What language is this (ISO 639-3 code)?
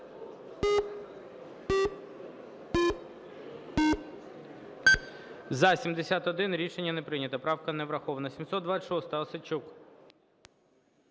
ukr